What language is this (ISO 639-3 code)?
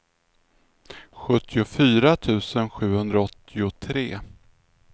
swe